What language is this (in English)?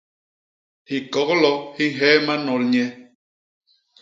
Basaa